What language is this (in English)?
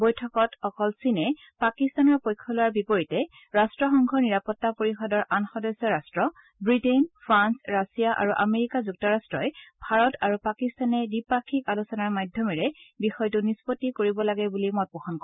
Assamese